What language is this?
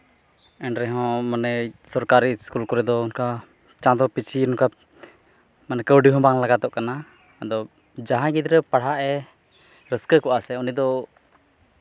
Santali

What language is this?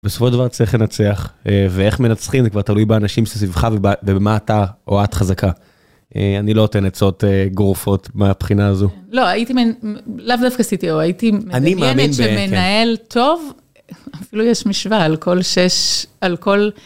Hebrew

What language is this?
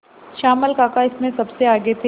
Hindi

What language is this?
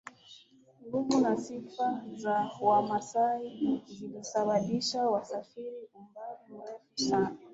Swahili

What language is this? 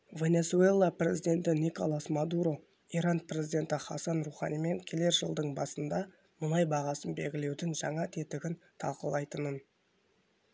Kazakh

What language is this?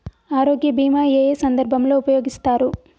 Telugu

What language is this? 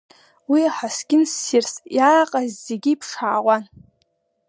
Abkhazian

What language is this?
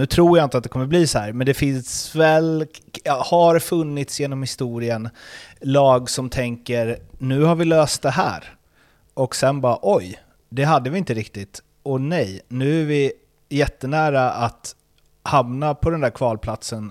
Swedish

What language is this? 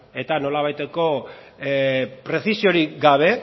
Basque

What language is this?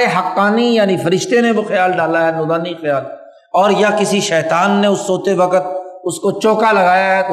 Urdu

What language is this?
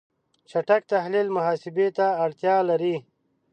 Pashto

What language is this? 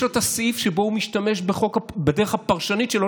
Hebrew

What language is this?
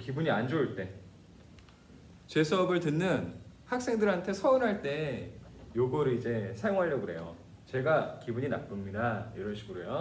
Korean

